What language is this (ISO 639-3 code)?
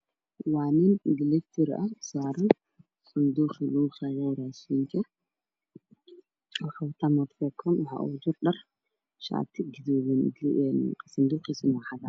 som